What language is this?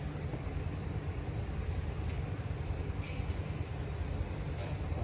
Thai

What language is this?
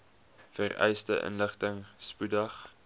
Afrikaans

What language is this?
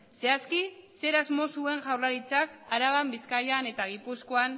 Basque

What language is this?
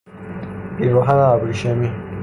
Persian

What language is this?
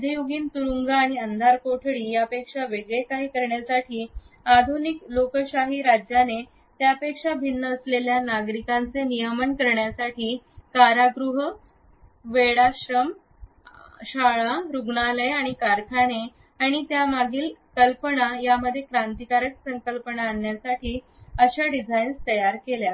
Marathi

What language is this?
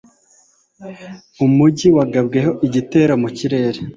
Kinyarwanda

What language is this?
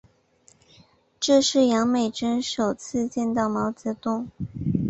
Chinese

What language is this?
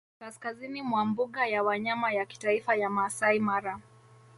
Swahili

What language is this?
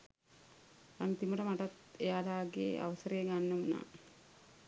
Sinhala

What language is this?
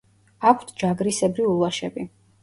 Georgian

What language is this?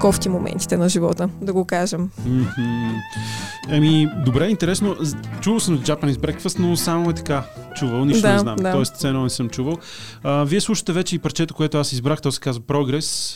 Bulgarian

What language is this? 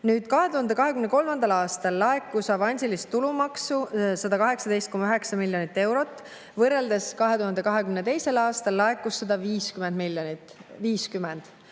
Estonian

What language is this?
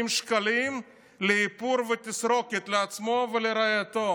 Hebrew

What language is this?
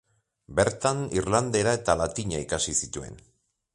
Basque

